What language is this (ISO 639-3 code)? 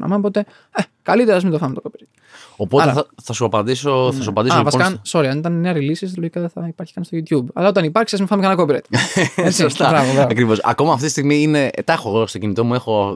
ell